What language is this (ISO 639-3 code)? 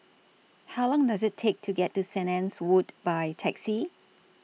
eng